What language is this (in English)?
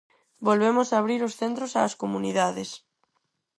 Galician